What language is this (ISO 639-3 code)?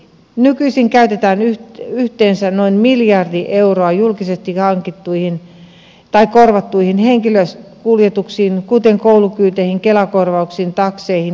fin